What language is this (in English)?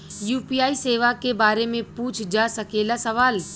Bhojpuri